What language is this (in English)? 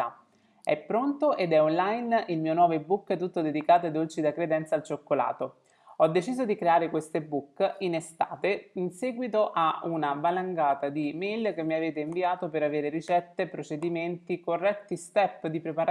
Italian